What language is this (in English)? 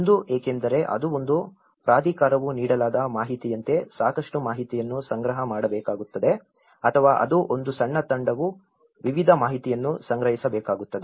Kannada